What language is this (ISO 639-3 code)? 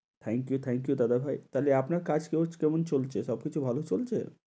ben